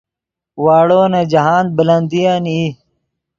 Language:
Yidgha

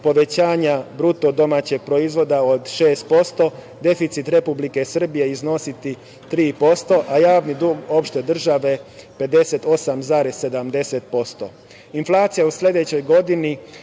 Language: Serbian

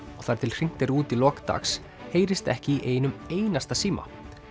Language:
Icelandic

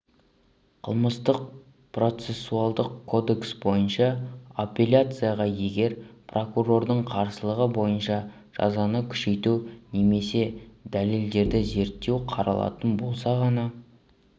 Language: Kazakh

